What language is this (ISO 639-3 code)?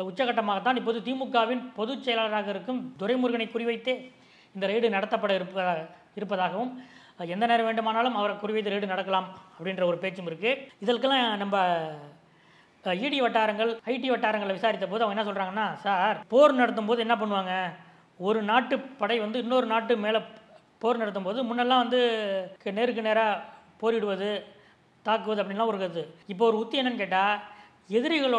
ara